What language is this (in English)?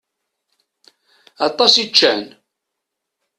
Kabyle